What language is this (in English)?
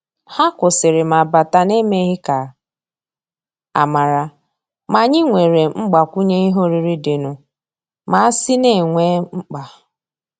Igbo